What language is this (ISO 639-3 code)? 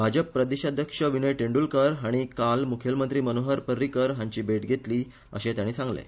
kok